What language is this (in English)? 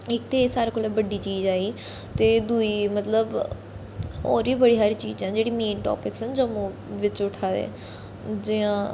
Dogri